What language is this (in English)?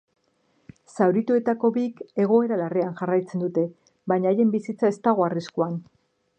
Basque